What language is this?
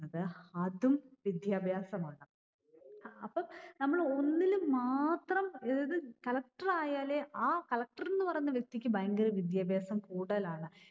Malayalam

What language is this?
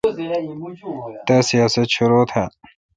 Kalkoti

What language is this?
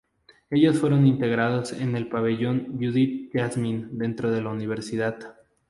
Spanish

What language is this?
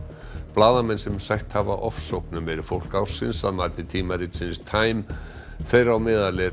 Icelandic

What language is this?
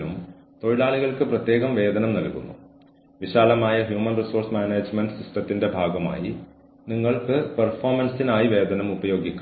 Malayalam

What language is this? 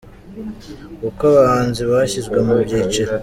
Kinyarwanda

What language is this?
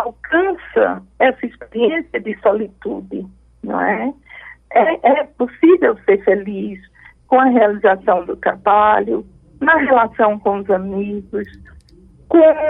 Portuguese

